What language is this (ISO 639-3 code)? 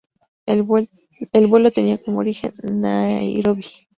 spa